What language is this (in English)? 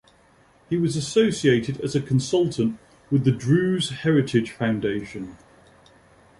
English